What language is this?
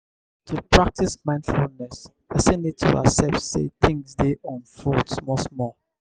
Nigerian Pidgin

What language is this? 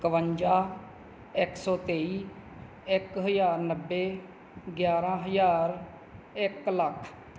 Punjabi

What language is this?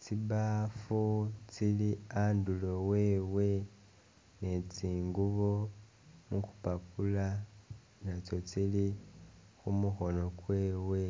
Masaaba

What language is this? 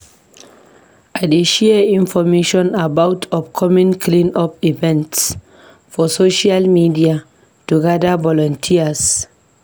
Nigerian Pidgin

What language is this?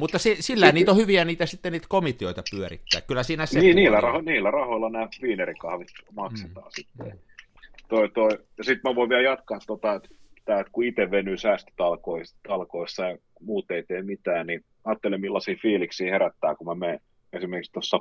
Finnish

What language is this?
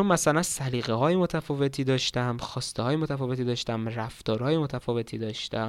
Persian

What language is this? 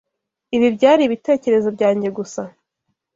Kinyarwanda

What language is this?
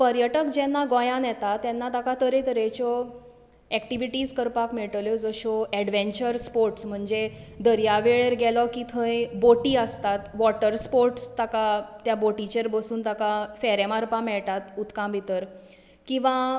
Konkani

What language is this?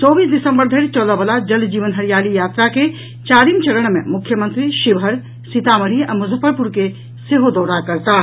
Maithili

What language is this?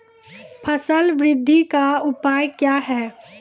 Maithili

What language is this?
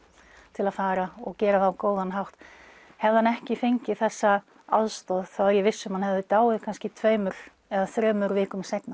Icelandic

